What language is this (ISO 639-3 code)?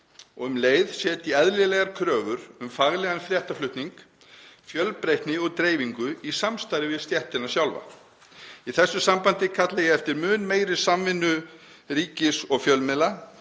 isl